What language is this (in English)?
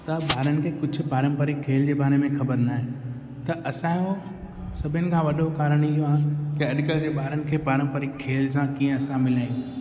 Sindhi